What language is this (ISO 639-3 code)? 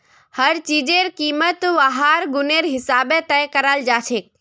mag